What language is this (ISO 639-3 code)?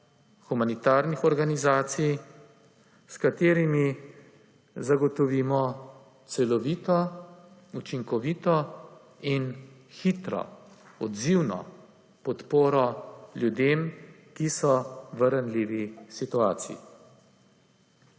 slv